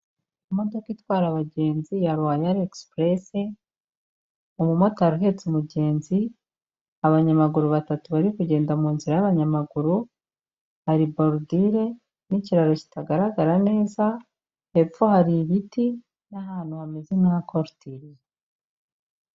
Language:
Kinyarwanda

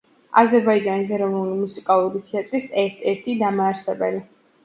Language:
Georgian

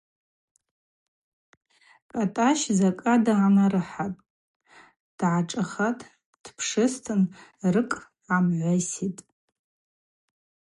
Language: Abaza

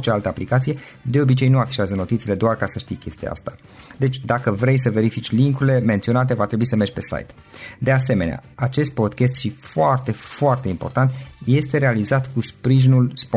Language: Romanian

